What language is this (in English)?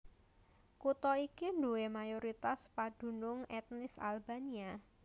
Javanese